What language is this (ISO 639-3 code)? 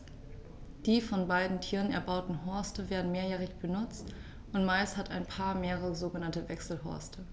deu